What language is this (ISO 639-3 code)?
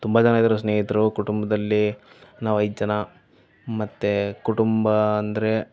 kan